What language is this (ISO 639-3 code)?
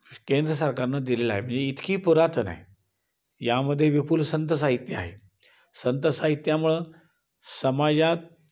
mar